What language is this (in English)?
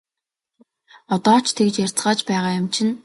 Mongolian